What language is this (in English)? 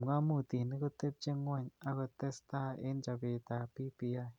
Kalenjin